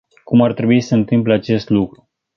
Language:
Romanian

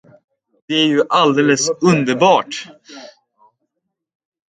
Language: Swedish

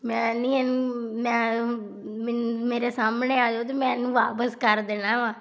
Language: Punjabi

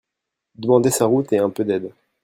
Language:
French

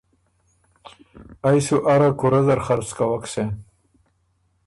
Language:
Ormuri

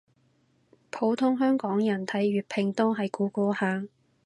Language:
Cantonese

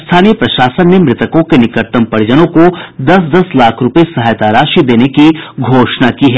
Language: Hindi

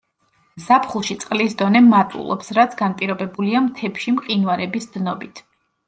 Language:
Georgian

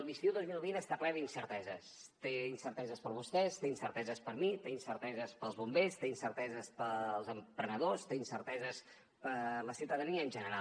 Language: Catalan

